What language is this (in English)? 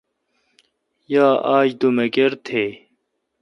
Kalkoti